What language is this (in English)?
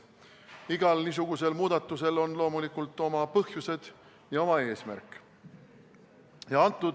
Estonian